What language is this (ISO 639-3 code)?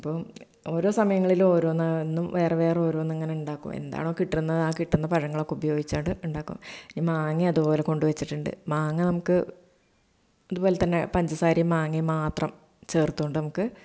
mal